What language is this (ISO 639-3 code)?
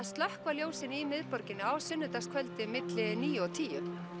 isl